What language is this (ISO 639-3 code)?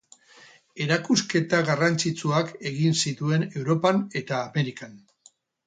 eus